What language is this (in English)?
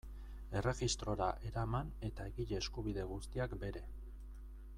Basque